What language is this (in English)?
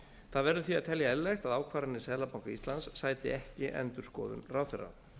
Icelandic